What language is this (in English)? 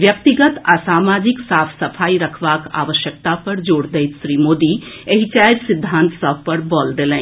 Maithili